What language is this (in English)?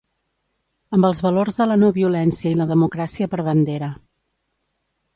Catalan